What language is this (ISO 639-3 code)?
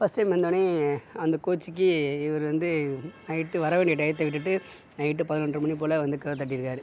tam